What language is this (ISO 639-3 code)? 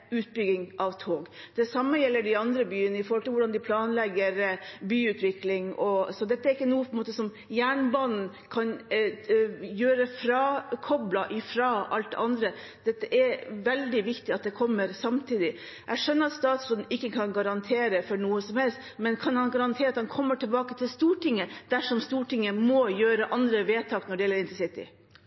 nob